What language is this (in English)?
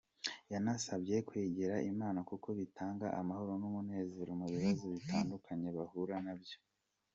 Kinyarwanda